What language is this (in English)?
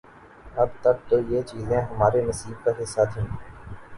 Urdu